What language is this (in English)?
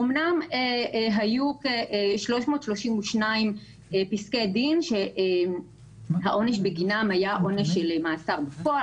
Hebrew